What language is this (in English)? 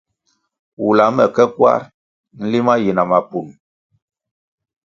Kwasio